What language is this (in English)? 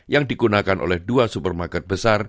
Indonesian